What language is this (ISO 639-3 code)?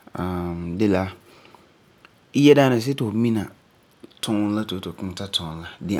gur